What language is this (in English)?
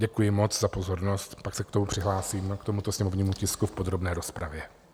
Czech